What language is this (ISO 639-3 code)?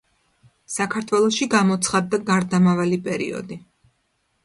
kat